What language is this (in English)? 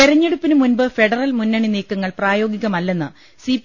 Malayalam